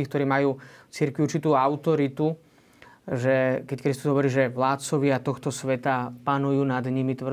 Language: Slovak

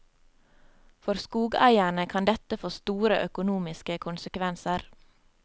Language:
Norwegian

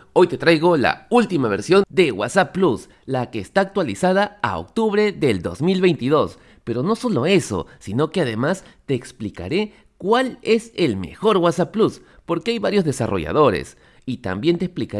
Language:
Spanish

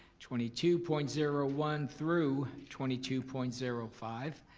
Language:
English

